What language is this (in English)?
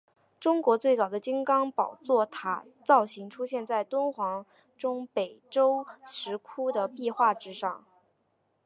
Chinese